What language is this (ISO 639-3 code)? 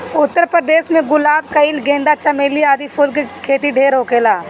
bho